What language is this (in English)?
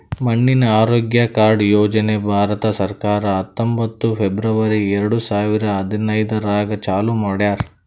Kannada